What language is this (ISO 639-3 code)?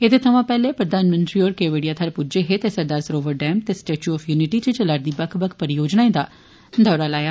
doi